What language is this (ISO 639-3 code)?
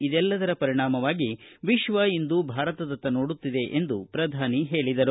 kan